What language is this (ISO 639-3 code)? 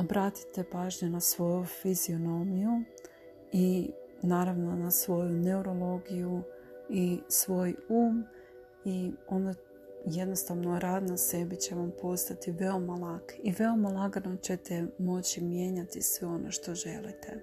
hrv